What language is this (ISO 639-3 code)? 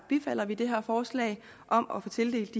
dan